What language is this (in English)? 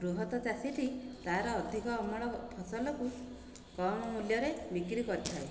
Odia